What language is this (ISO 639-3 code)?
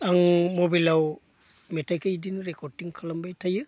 brx